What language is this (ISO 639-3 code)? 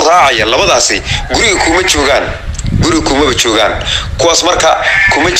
ara